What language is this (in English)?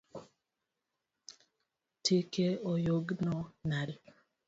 Luo (Kenya and Tanzania)